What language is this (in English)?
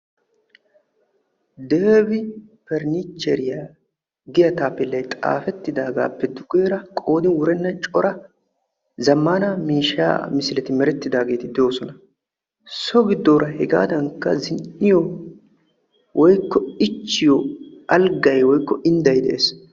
Wolaytta